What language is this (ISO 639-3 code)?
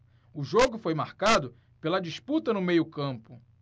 por